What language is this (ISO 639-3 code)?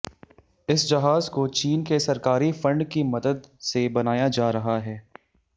hin